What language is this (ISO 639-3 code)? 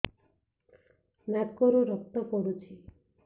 ori